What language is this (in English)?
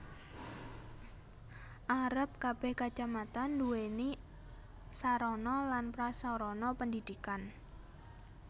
Javanese